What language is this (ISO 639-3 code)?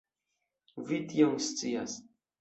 epo